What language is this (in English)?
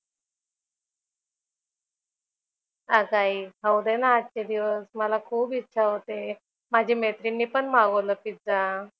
Marathi